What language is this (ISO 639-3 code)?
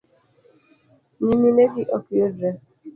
luo